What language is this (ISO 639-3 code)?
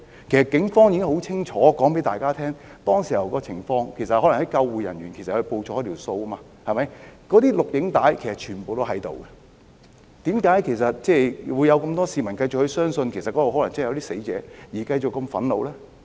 yue